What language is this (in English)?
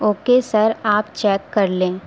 Urdu